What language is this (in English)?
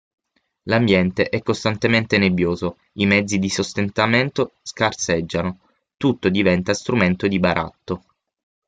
Italian